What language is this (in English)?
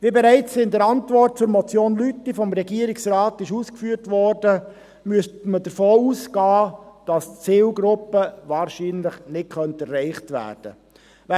Swiss German